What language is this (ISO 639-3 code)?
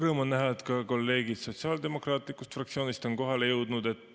est